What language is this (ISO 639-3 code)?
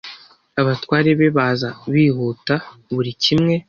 kin